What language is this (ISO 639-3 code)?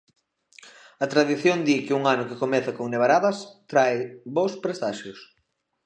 glg